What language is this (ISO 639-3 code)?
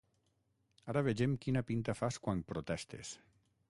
cat